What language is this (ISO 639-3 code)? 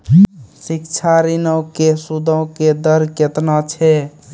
mai